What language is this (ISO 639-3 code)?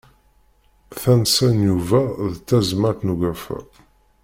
kab